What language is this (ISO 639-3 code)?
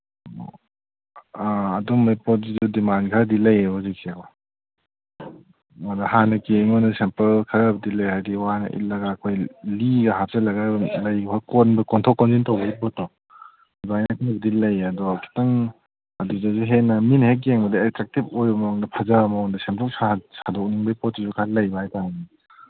mni